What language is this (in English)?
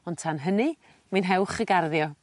Welsh